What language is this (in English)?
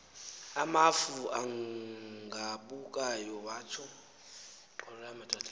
Xhosa